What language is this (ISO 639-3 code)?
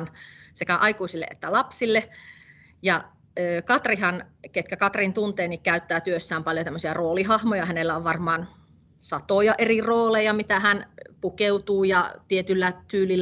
fin